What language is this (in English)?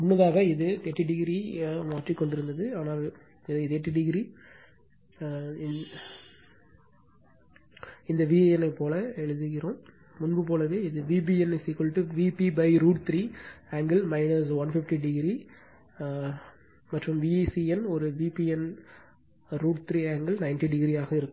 Tamil